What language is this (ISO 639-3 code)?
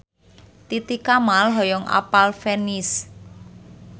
sun